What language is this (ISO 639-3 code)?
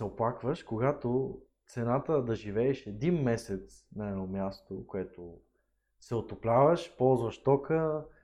bul